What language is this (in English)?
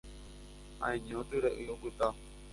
Guarani